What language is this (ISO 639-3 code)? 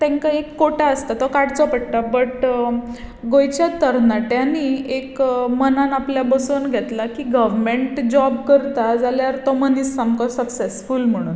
kok